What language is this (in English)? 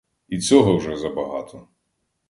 Ukrainian